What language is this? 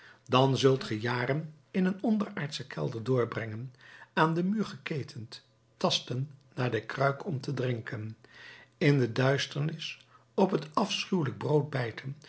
Dutch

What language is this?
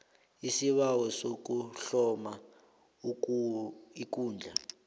South Ndebele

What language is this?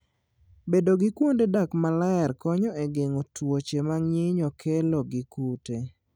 Luo (Kenya and Tanzania)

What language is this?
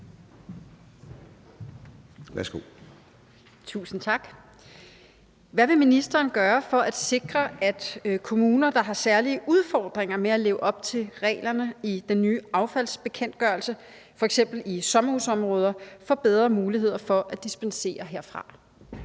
Danish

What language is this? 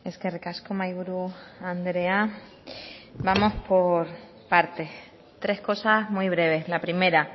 Spanish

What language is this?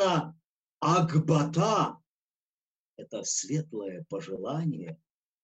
Russian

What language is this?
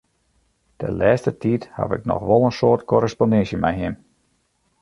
Western Frisian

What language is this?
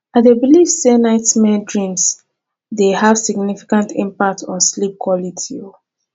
Nigerian Pidgin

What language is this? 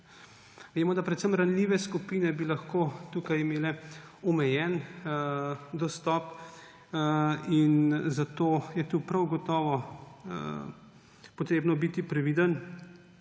Slovenian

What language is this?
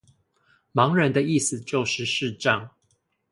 Chinese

